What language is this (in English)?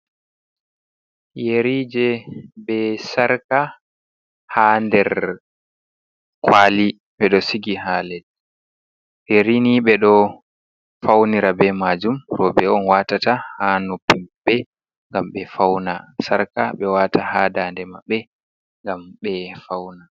Fula